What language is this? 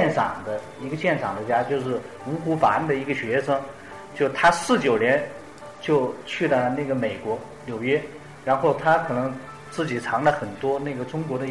Chinese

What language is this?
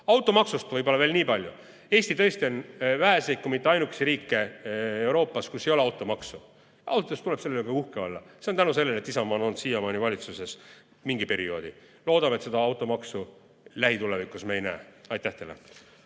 Estonian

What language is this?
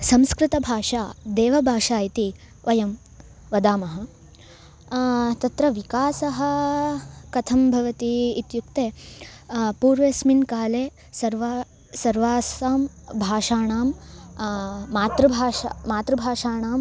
Sanskrit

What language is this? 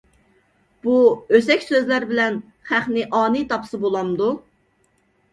Uyghur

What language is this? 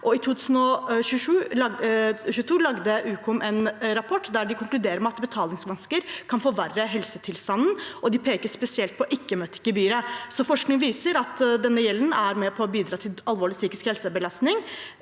Norwegian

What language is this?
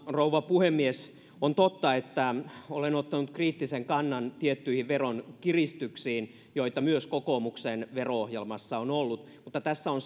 Finnish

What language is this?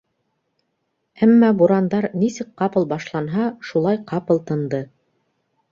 Bashkir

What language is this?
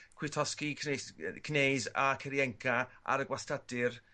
Welsh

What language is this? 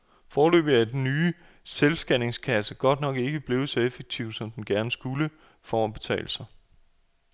Danish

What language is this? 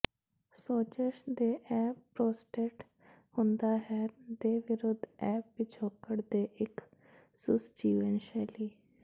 Punjabi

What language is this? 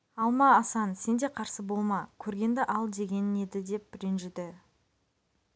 Kazakh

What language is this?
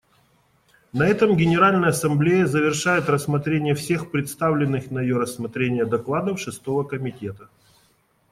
Russian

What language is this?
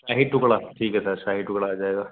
Urdu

